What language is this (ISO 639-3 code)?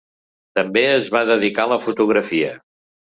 cat